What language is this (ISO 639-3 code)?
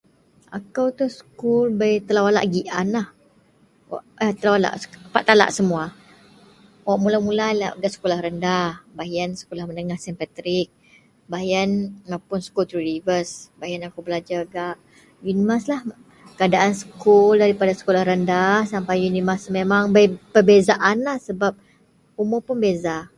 mel